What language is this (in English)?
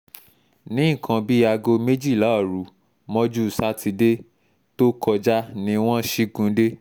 Yoruba